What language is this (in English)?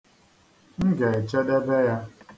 Igbo